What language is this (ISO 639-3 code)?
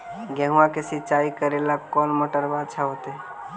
mag